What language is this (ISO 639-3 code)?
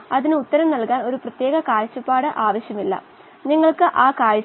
mal